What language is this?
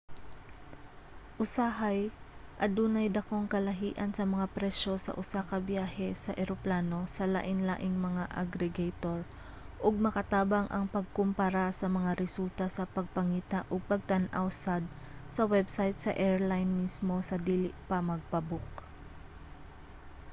Cebuano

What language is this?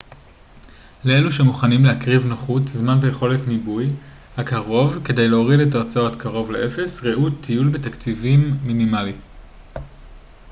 Hebrew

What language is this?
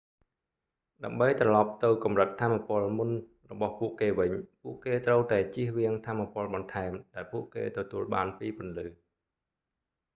Khmer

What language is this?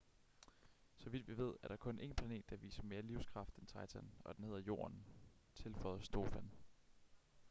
Danish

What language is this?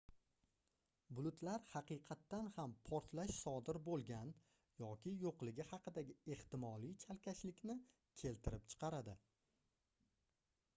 Uzbek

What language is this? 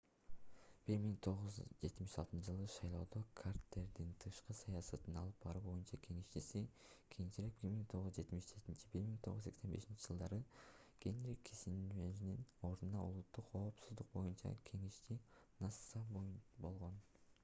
Kyrgyz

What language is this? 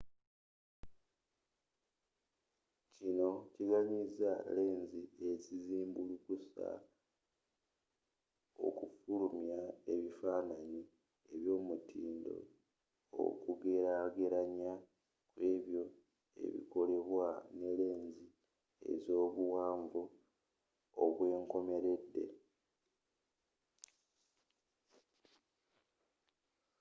Ganda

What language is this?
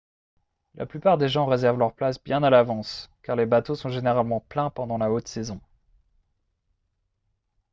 French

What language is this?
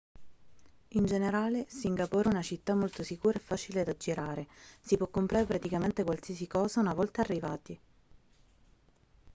Italian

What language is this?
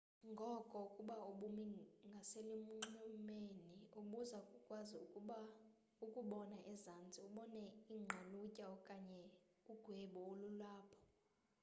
Xhosa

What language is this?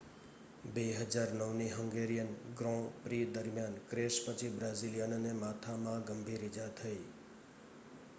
Gujarati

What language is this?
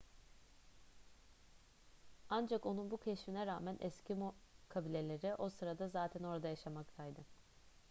Turkish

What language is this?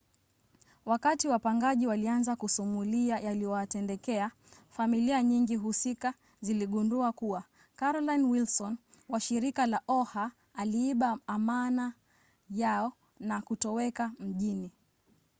Swahili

